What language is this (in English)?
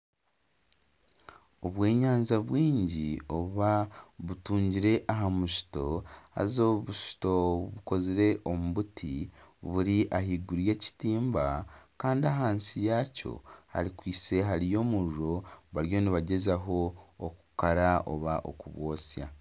Nyankole